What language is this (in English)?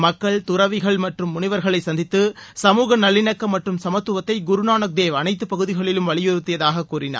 Tamil